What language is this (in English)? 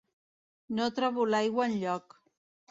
Catalan